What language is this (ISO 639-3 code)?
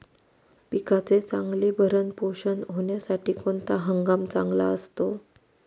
mar